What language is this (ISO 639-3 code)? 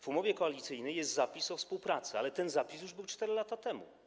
pol